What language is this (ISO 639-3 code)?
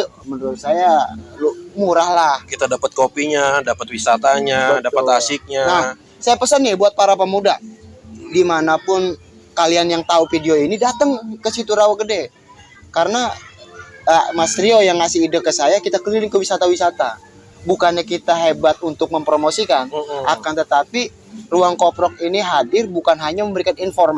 ind